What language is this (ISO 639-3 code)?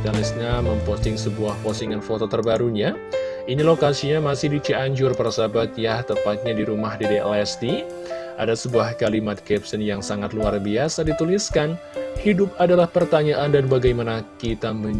ind